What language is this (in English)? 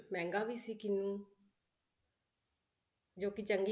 Punjabi